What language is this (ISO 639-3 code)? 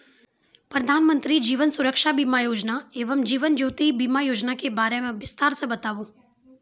mai